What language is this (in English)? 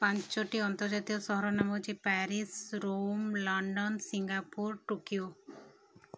Odia